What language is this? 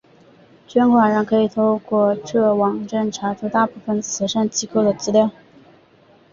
Chinese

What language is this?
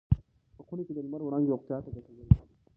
Pashto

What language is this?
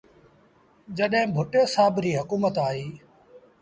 Sindhi Bhil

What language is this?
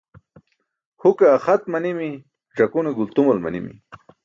Burushaski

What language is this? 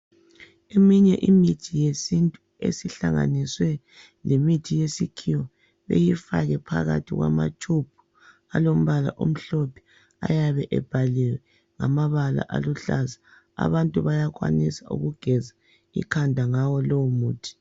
North Ndebele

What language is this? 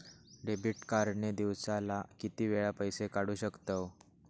Marathi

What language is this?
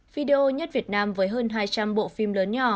Vietnamese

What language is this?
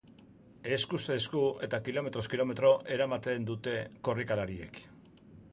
Basque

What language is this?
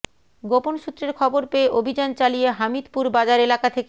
Bangla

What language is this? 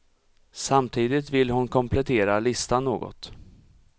Swedish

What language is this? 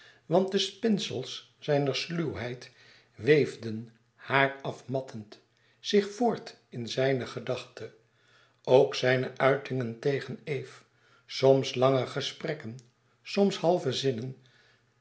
Dutch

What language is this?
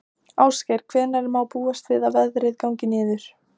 Icelandic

